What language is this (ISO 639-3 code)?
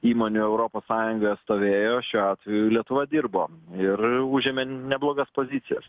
lit